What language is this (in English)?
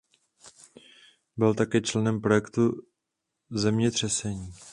Czech